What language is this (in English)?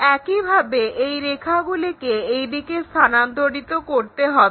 Bangla